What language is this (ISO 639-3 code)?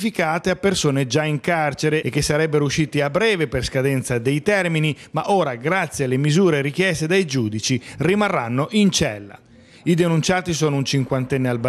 ita